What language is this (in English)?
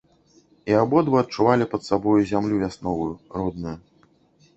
Belarusian